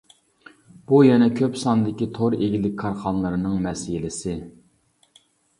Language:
Uyghur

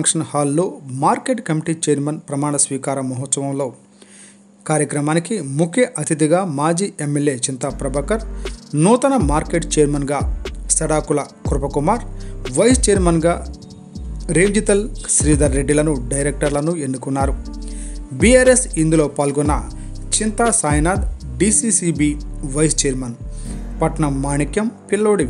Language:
Hindi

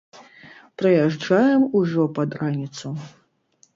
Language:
Belarusian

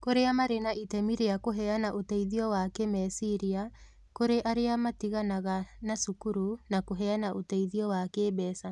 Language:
Kikuyu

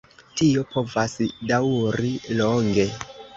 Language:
Esperanto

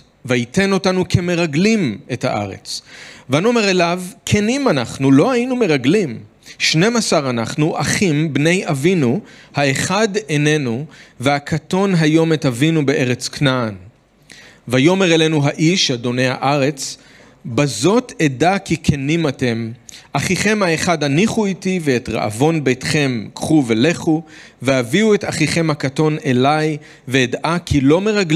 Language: Hebrew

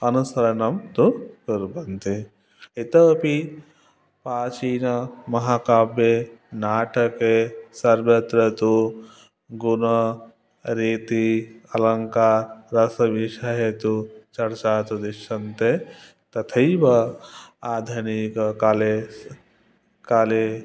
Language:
Sanskrit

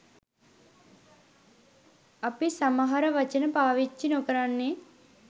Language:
Sinhala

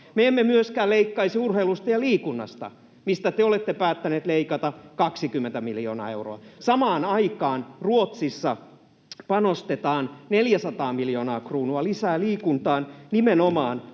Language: Finnish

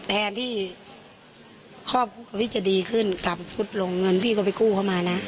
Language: Thai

